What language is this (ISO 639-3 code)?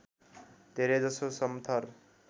nep